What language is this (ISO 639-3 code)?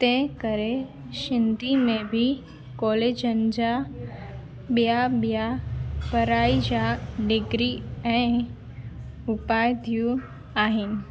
snd